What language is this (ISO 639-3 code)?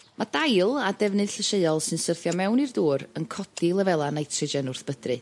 cym